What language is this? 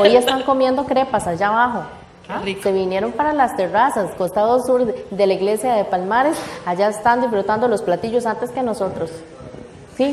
Spanish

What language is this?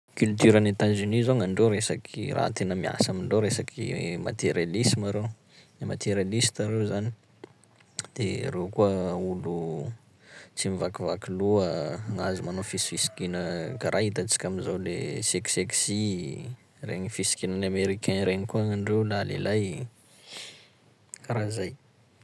Sakalava Malagasy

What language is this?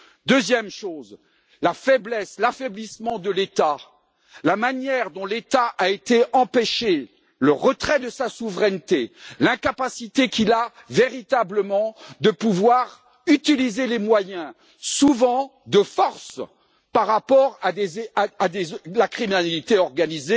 French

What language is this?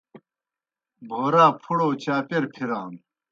Kohistani Shina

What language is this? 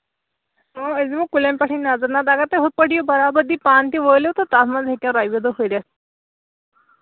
Kashmiri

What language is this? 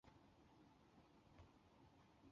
Chinese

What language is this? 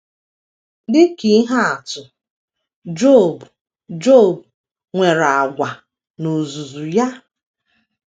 Igbo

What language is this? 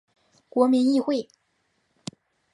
Chinese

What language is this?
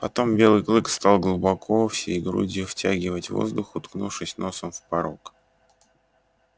Russian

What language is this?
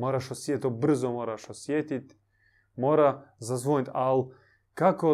Croatian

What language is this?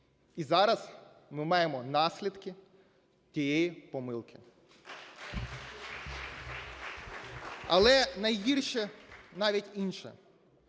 Ukrainian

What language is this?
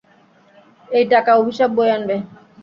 Bangla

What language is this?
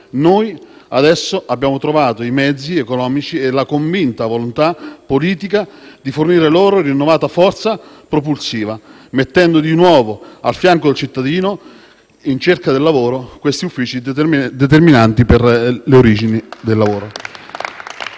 Italian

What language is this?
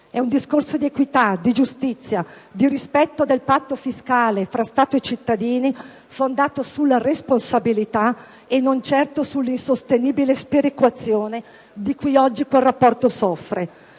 Italian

